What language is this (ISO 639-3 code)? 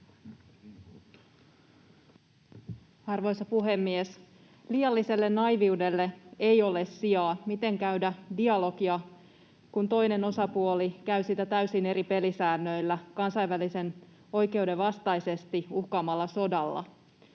fin